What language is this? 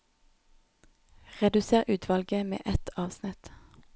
Norwegian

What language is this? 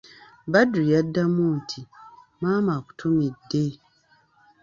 Ganda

